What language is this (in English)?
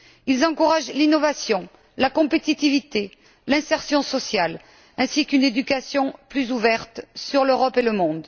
French